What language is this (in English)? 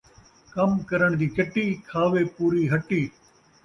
Saraiki